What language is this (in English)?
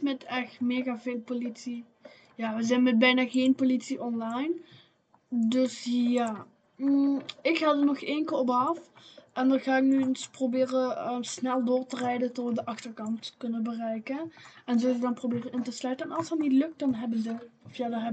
Dutch